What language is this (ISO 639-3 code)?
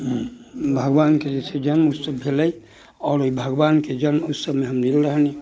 mai